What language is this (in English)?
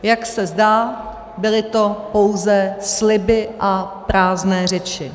Czech